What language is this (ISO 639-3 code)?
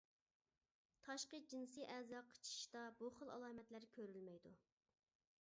uig